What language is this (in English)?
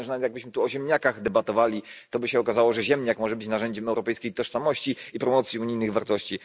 Polish